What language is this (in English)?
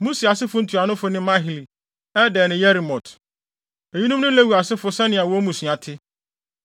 Akan